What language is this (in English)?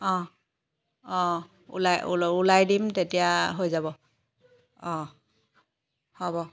Assamese